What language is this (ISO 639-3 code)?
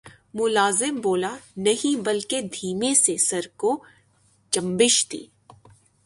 urd